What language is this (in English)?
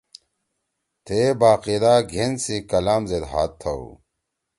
Torwali